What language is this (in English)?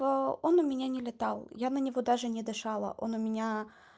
Russian